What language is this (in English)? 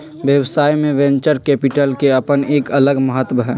Magahi